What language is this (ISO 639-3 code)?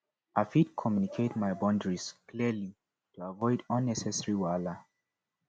pcm